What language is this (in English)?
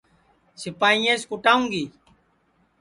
Sansi